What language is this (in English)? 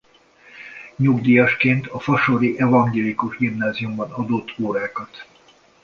Hungarian